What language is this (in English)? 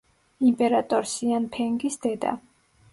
Georgian